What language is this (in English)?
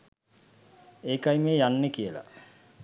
Sinhala